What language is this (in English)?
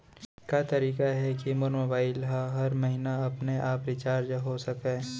Chhattisgarhi